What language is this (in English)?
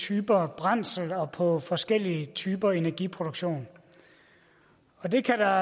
Danish